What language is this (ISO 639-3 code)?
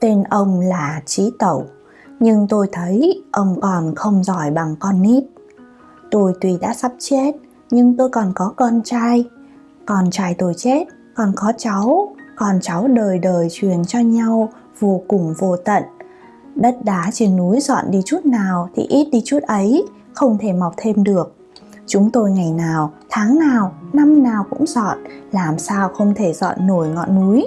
vie